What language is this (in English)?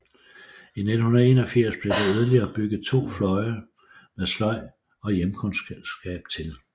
Danish